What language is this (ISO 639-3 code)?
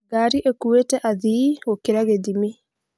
kik